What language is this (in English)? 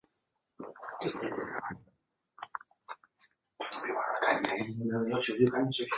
Chinese